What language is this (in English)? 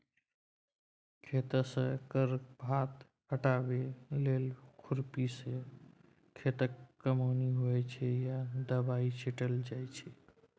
Maithili